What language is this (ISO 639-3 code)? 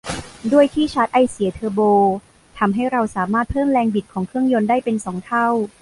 tha